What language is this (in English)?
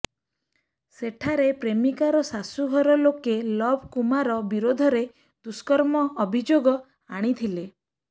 Odia